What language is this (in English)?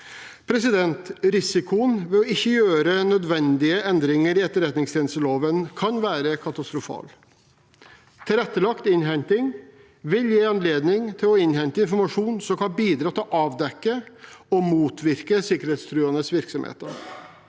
Norwegian